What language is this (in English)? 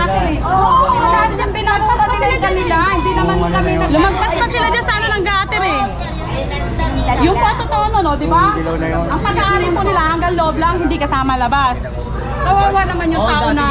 Filipino